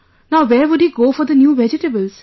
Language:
English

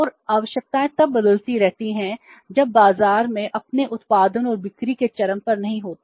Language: Hindi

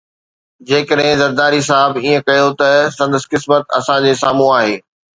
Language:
Sindhi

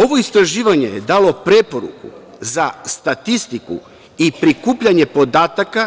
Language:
Serbian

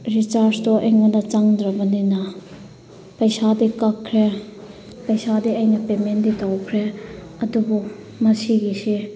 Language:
Manipuri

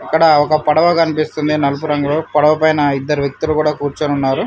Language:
Telugu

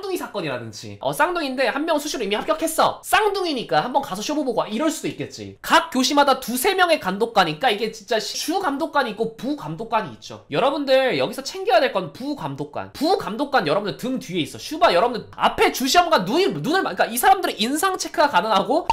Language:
Korean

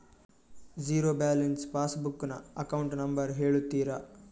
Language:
Kannada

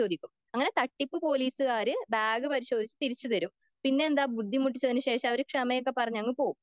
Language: Malayalam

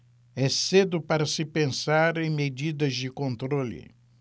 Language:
Portuguese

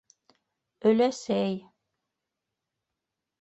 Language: Bashkir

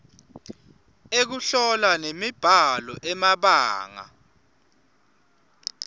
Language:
Swati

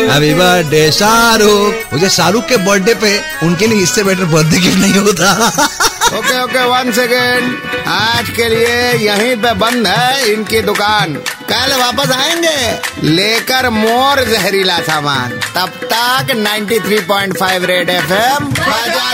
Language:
Hindi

